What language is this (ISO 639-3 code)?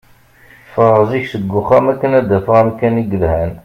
kab